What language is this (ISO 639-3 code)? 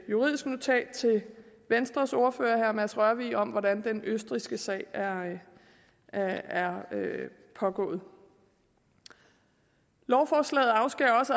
dan